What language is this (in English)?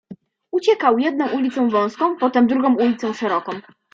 Polish